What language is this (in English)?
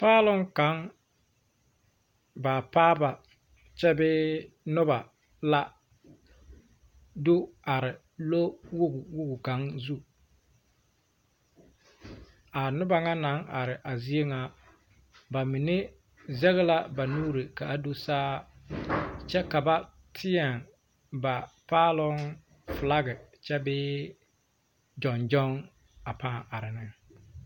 Southern Dagaare